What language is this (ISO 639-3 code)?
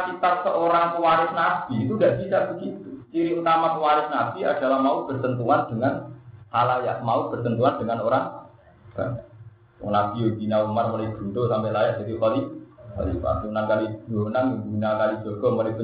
ind